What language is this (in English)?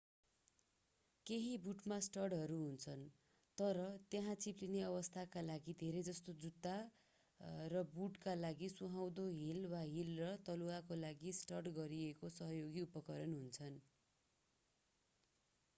Nepali